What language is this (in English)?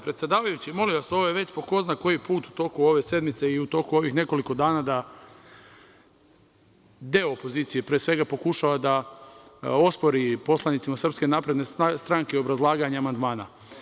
Serbian